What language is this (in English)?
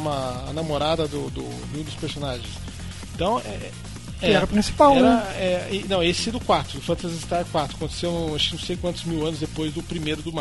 Portuguese